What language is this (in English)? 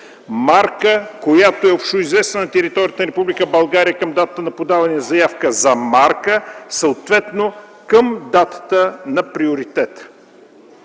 Bulgarian